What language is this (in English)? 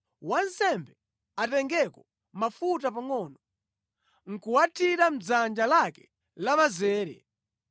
Nyanja